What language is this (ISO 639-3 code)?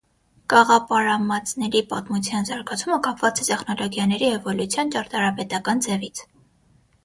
hye